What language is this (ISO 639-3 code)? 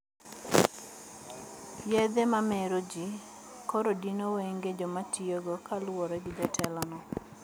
luo